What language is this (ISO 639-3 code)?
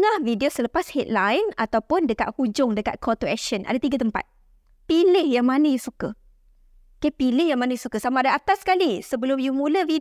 msa